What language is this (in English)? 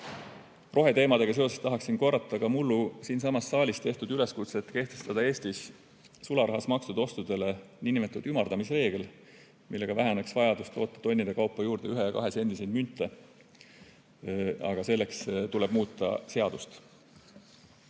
Estonian